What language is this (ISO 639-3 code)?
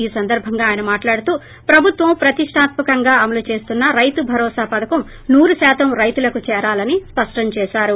tel